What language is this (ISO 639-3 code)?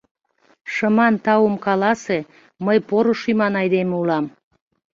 chm